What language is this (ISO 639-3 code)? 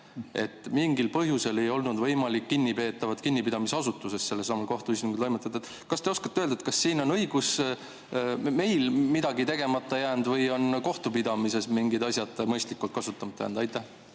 est